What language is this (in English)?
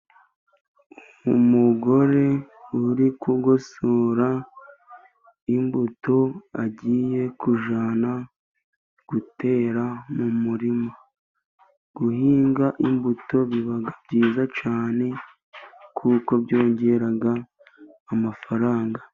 Kinyarwanda